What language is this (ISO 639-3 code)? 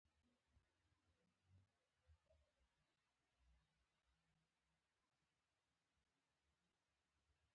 pus